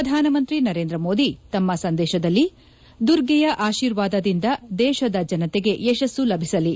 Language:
Kannada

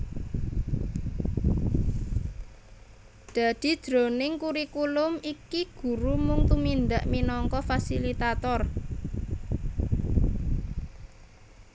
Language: Javanese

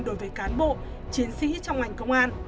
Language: Vietnamese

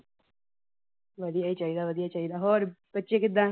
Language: Punjabi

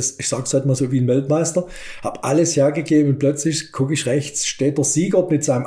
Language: German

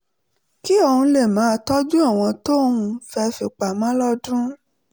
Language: Yoruba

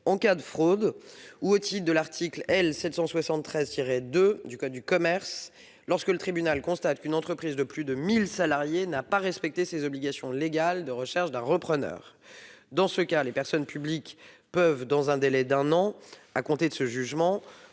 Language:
French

